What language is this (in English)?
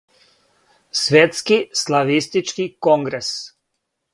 Serbian